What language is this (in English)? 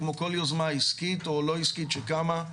Hebrew